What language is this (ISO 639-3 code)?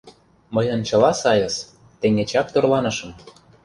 chm